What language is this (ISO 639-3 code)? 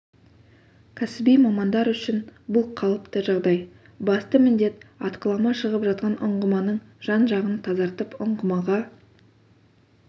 kaz